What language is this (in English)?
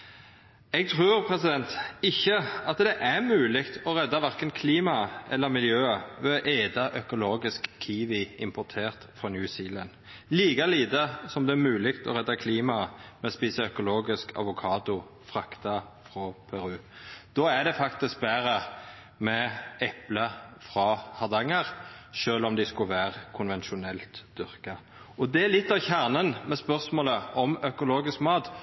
Norwegian Nynorsk